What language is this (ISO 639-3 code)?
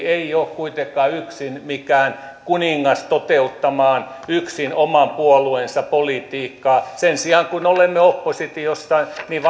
fin